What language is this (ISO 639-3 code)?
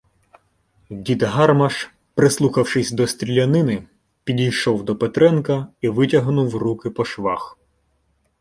ukr